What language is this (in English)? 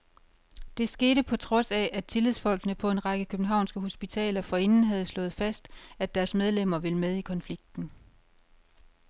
Danish